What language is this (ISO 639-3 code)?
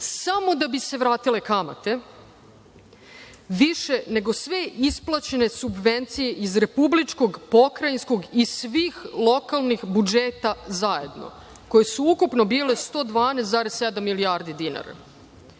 srp